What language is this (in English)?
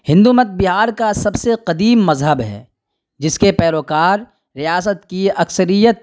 Urdu